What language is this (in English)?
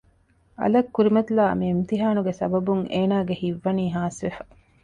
Divehi